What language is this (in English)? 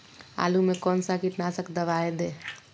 Magahi